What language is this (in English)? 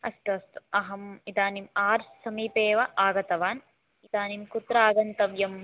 Sanskrit